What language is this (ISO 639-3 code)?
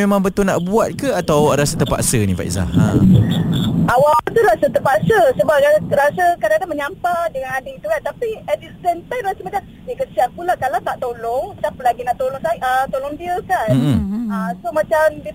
msa